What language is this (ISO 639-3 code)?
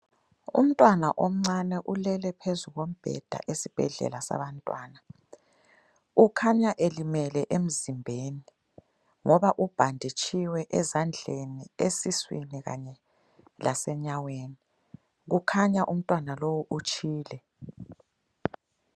nde